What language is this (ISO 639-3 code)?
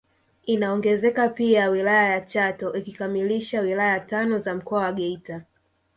swa